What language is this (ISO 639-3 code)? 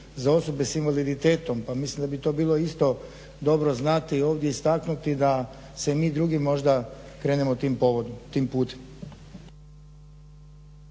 hrv